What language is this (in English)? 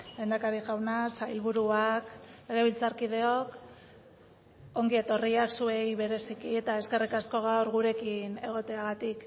Basque